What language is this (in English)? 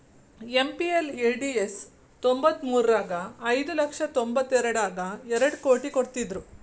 Kannada